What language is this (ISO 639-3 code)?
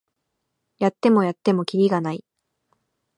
jpn